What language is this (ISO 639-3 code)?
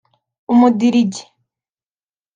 kin